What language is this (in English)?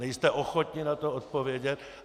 Czech